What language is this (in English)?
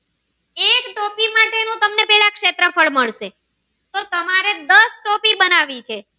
Gujarati